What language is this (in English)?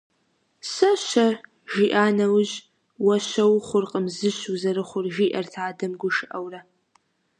Kabardian